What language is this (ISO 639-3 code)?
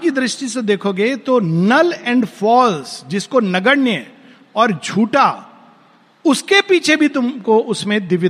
hin